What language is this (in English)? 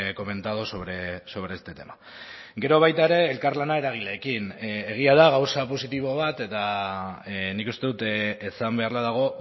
Basque